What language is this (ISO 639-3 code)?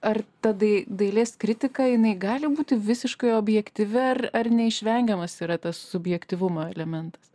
lit